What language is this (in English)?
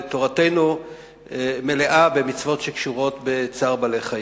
Hebrew